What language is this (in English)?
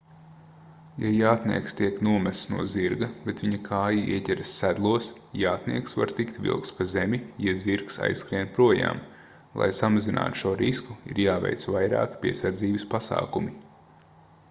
Latvian